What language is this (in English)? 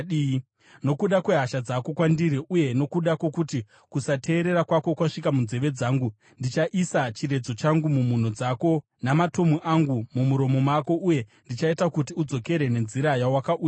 Shona